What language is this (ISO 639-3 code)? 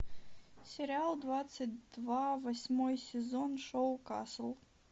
rus